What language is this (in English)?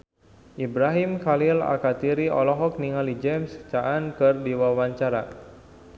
Sundanese